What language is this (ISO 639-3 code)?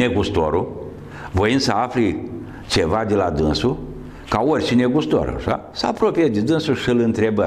ron